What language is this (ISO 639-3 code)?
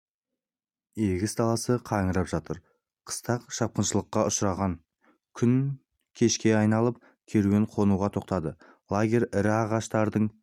kaz